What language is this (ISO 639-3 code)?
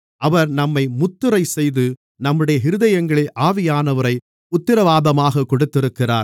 tam